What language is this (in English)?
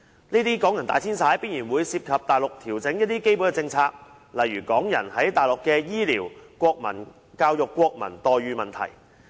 Cantonese